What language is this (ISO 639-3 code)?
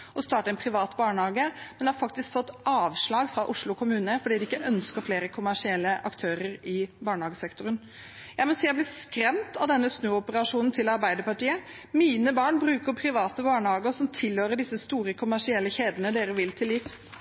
nob